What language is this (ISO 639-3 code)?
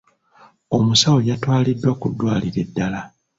lug